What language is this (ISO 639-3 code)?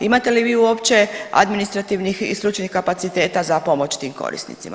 hrv